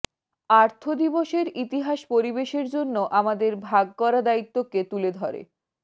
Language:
Bangla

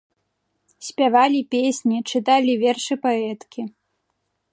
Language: Belarusian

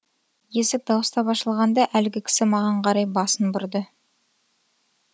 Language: Kazakh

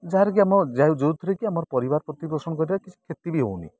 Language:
Odia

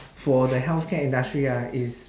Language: English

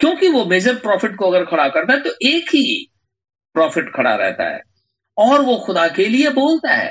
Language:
Hindi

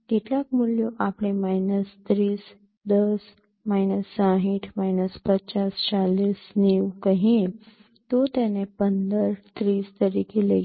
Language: Gujarati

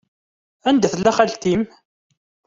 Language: Kabyle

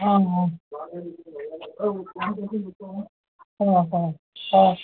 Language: Assamese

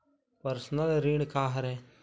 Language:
Chhattisgarhi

